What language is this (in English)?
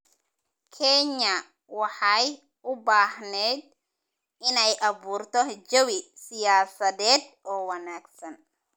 Somali